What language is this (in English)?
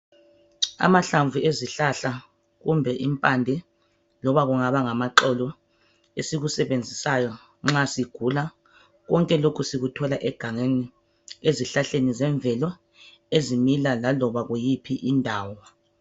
North Ndebele